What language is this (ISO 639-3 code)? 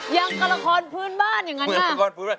tha